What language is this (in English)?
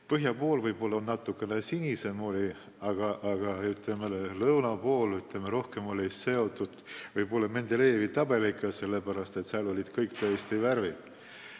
Estonian